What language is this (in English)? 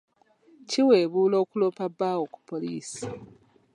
Ganda